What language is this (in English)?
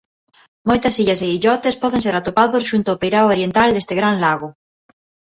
Galician